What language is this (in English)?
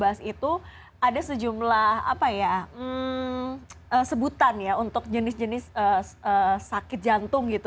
Indonesian